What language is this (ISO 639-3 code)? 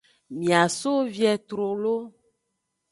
ajg